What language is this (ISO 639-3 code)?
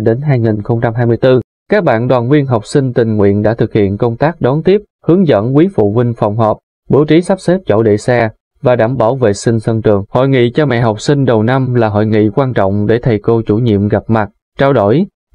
vie